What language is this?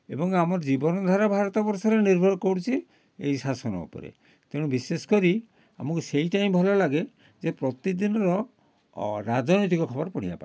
Odia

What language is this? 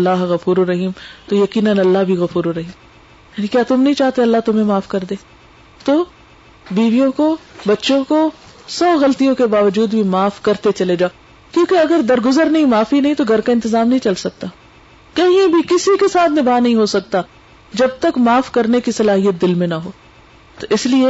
Urdu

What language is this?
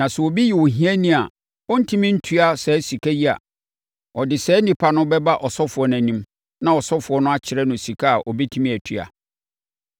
Akan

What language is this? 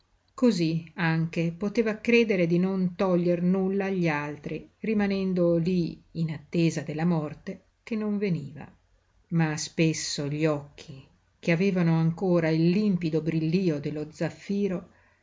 Italian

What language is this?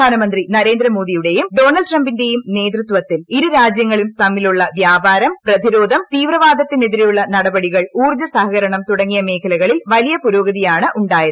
Malayalam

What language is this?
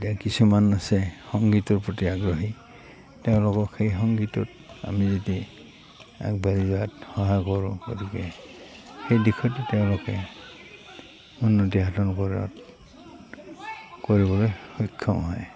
Assamese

